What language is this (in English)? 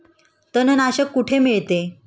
Marathi